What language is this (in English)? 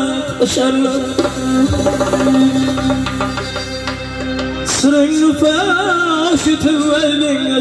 Arabic